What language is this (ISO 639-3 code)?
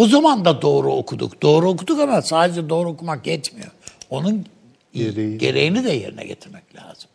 tur